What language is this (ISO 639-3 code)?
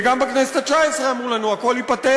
heb